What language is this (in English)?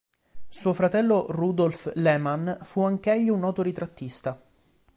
Italian